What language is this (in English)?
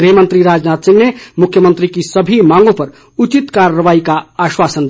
Hindi